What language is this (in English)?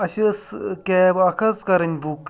Kashmiri